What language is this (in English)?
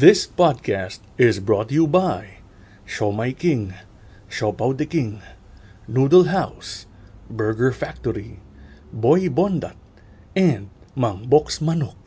Filipino